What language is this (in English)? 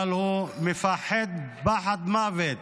Hebrew